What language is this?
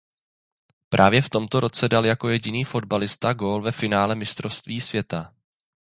Czech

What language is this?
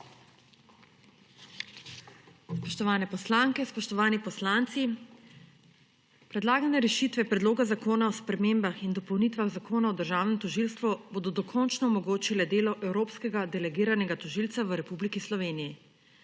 Slovenian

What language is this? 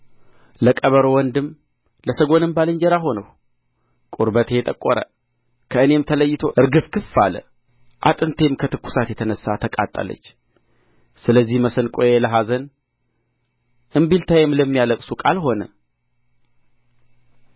Amharic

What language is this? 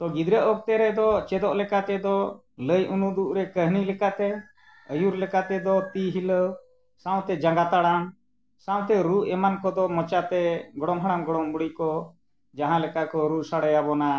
Santali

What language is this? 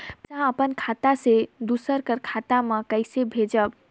Chhattisgarhi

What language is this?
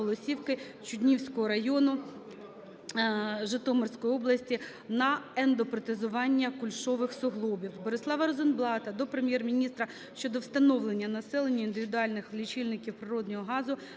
Ukrainian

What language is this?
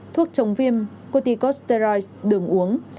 Vietnamese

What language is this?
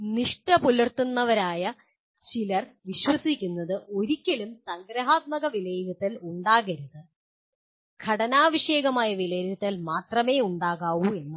Malayalam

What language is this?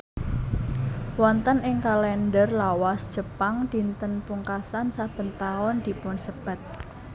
Javanese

